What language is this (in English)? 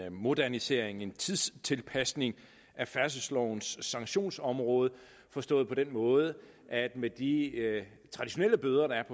Danish